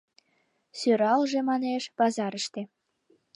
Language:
Mari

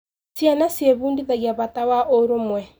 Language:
Kikuyu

